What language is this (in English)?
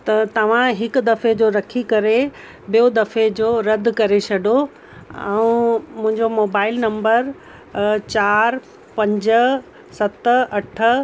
Sindhi